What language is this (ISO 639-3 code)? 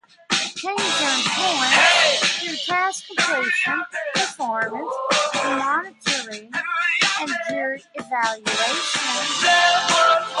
eng